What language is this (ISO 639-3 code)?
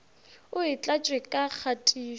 nso